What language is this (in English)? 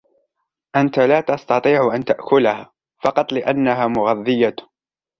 Arabic